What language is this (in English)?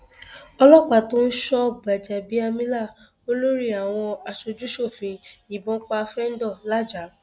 Yoruba